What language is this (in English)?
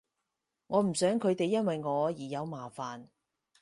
Cantonese